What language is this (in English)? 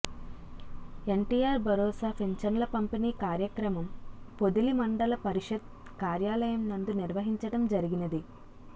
Telugu